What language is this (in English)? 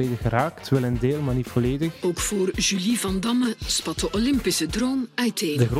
Dutch